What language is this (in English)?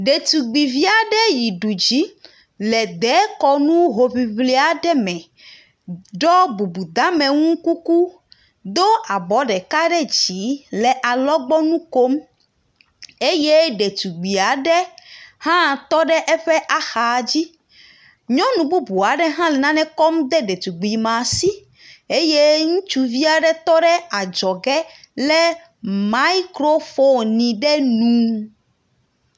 Ewe